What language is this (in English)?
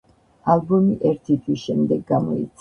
Georgian